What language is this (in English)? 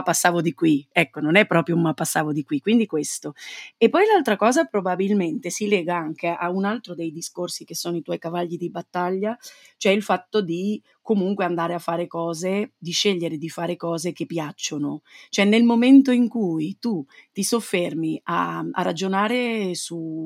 Italian